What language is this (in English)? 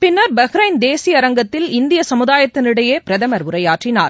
Tamil